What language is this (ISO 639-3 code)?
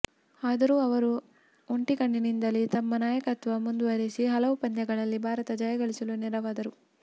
kan